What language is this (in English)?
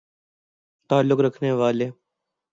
Urdu